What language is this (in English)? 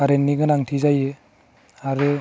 Bodo